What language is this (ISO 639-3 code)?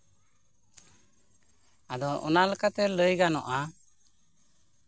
sat